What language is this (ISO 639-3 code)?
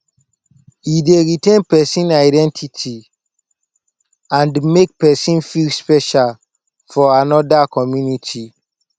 pcm